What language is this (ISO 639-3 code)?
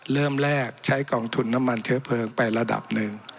tha